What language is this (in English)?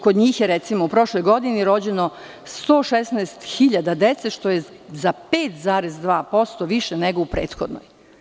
Serbian